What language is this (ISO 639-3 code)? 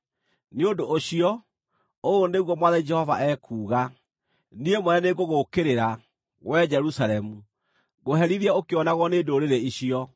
kik